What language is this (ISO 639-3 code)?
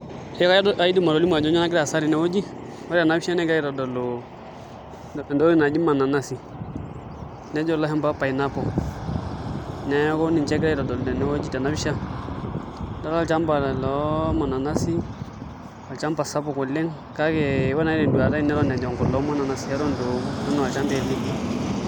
mas